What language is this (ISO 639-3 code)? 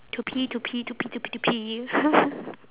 eng